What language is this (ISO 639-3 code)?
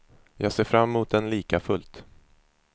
swe